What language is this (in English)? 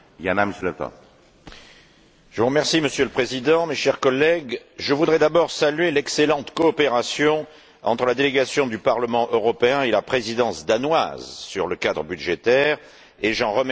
French